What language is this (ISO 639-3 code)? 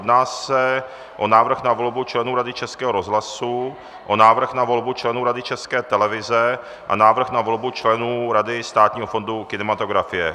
ces